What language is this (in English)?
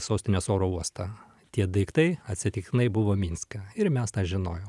Lithuanian